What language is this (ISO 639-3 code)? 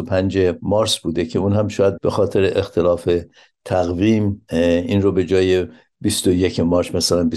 fas